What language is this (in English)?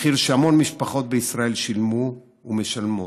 Hebrew